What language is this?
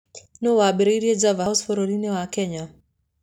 Kikuyu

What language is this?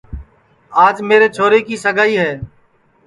Sansi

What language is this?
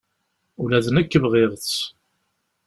Kabyle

